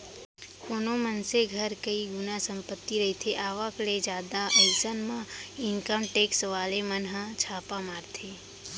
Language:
Chhattisgarhi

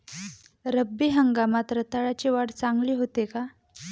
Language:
Marathi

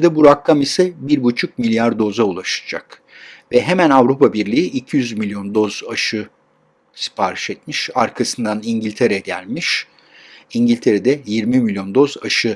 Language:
Turkish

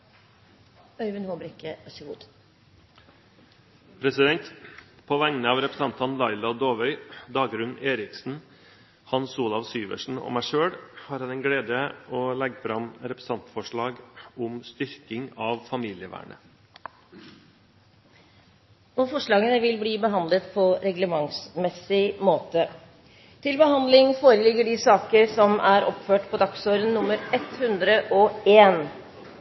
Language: Norwegian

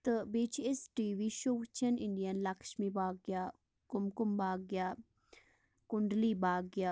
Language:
Kashmiri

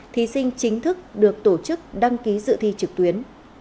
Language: Vietnamese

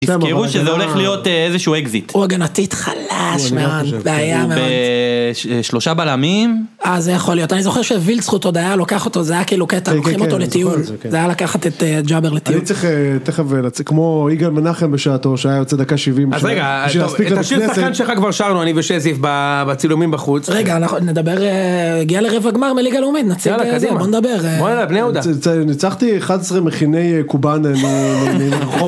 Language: Hebrew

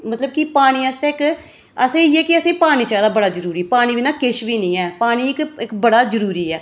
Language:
Dogri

